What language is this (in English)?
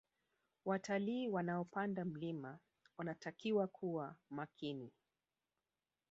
Swahili